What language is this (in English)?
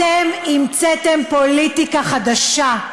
Hebrew